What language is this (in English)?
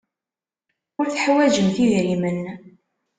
Kabyle